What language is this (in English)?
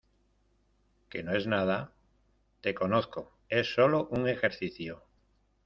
Spanish